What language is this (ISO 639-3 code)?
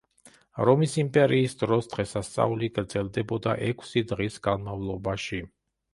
kat